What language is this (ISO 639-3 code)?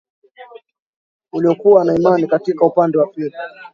swa